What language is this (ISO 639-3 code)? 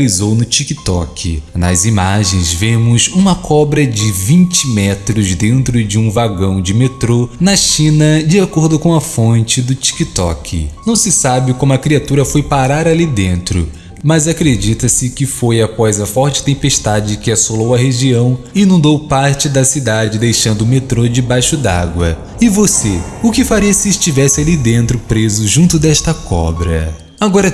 por